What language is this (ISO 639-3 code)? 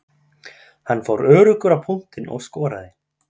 isl